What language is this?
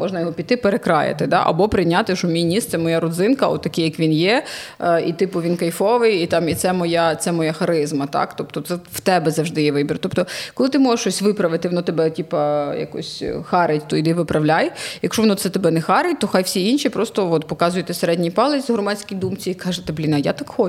Ukrainian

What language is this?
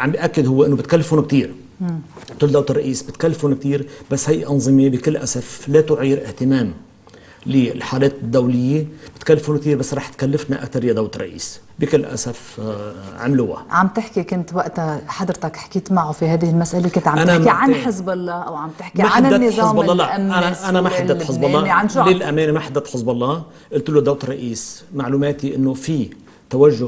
Arabic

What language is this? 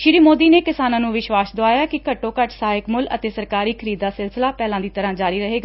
Punjabi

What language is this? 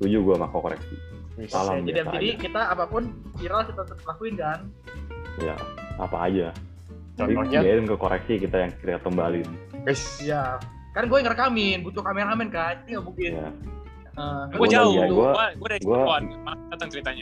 Indonesian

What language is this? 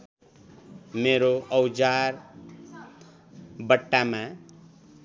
Nepali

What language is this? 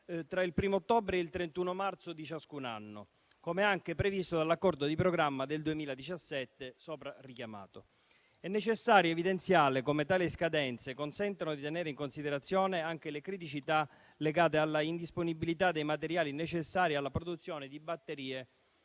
Italian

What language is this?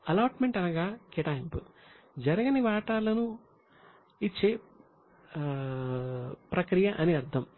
Telugu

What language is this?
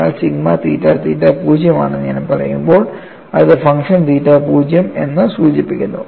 Malayalam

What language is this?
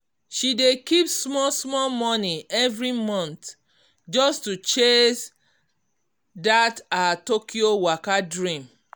Nigerian Pidgin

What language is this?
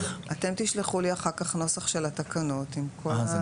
Hebrew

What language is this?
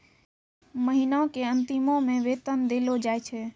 Maithili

